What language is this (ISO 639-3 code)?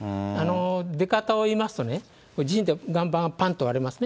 jpn